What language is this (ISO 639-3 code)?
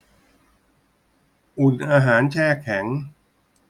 tha